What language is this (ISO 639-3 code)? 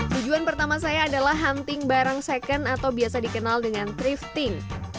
ind